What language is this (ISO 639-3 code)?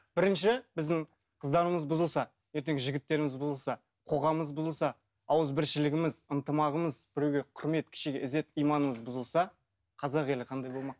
kaz